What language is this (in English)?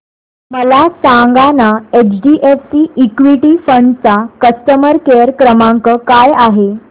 Marathi